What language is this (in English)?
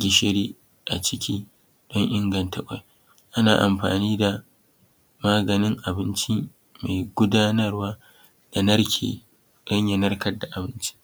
Hausa